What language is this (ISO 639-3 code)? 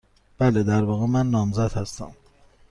fas